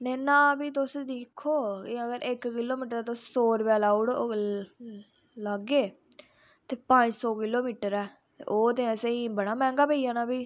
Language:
Dogri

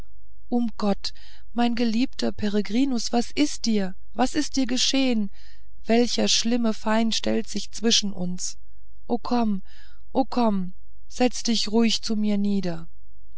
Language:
German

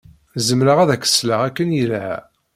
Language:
Kabyle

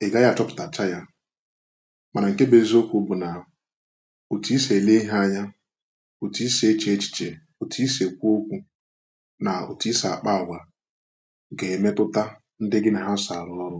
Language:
Igbo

